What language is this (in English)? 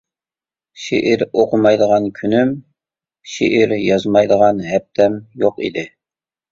Uyghur